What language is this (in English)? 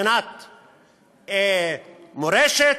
Hebrew